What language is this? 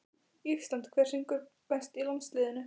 Icelandic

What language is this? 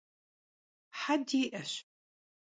Kabardian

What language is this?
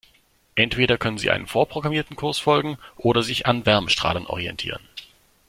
German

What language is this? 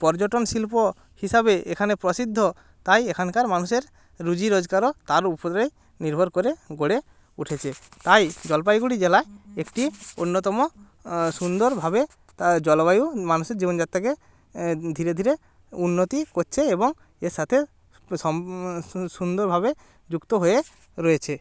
Bangla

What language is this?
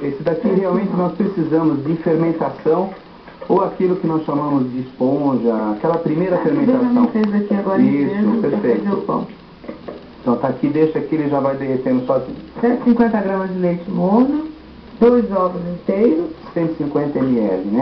Portuguese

